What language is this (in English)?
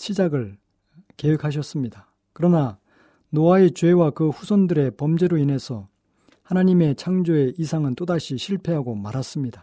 Korean